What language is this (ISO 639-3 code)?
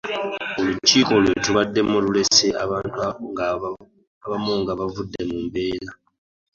lug